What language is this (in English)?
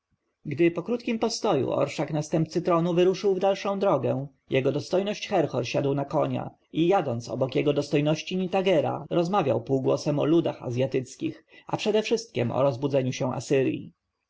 Polish